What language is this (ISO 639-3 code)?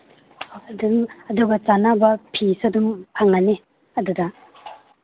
mni